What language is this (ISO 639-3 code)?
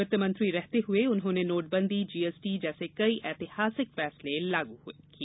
hin